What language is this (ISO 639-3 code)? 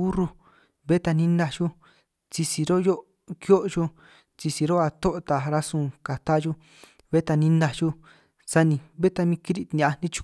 trq